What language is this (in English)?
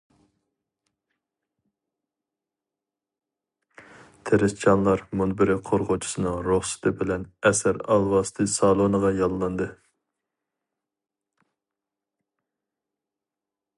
Uyghur